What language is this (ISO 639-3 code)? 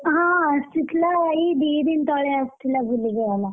ori